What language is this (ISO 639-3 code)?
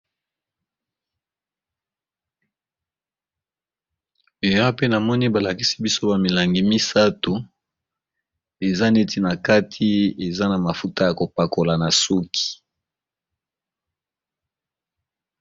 lin